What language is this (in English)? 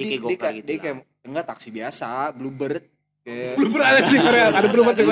Indonesian